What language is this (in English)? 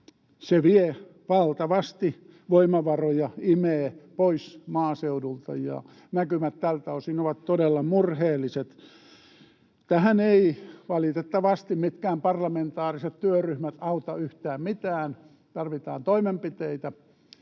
Finnish